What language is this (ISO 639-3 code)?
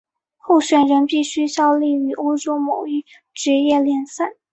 zho